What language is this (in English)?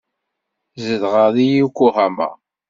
Kabyle